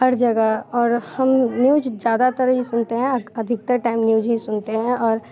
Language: Hindi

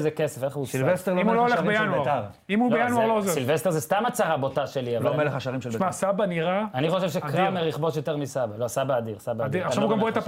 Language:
Hebrew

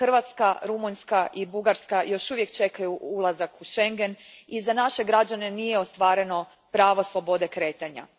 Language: Croatian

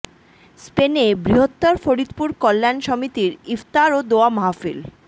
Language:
Bangla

